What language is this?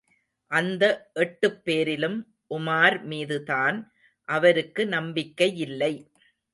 Tamil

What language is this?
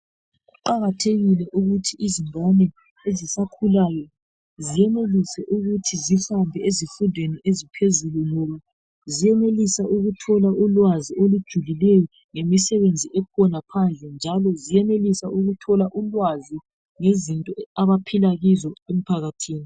North Ndebele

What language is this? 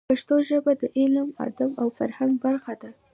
Pashto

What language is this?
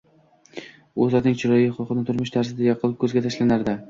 Uzbek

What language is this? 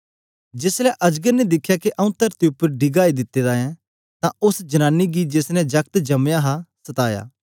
Dogri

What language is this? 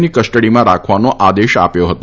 Gujarati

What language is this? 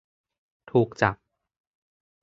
Thai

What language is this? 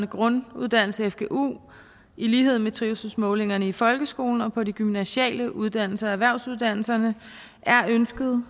Danish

